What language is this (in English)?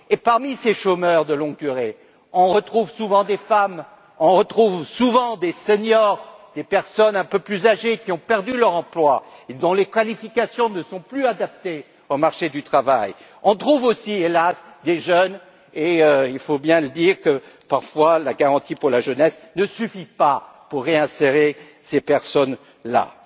French